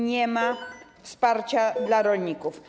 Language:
Polish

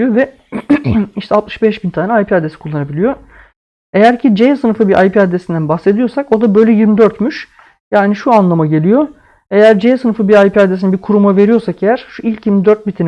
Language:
Turkish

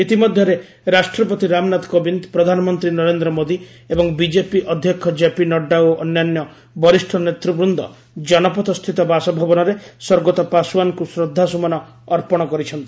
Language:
Odia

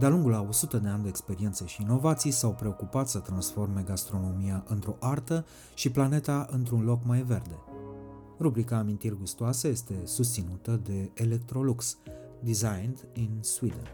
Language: Romanian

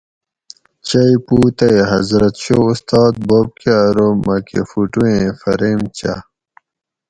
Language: Gawri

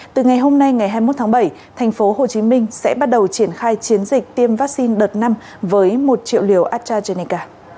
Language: Vietnamese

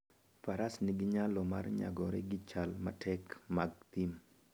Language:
Luo (Kenya and Tanzania)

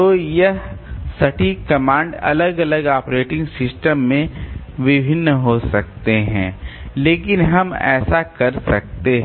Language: Hindi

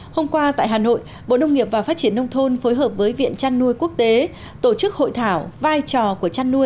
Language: Vietnamese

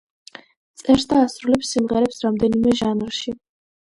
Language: Georgian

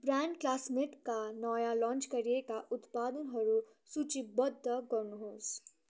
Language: Nepali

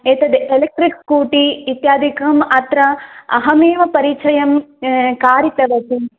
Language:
Sanskrit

